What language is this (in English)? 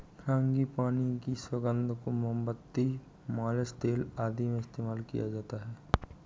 Hindi